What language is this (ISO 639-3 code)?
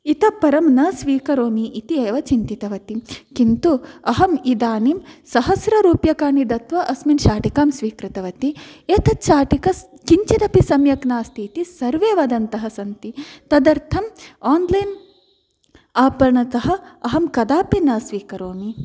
san